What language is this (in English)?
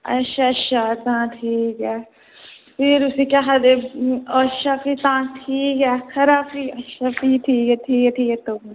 Dogri